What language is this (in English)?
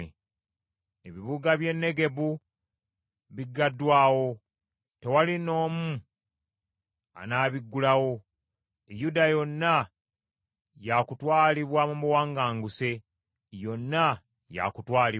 Ganda